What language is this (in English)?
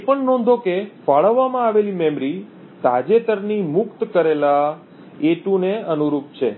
Gujarati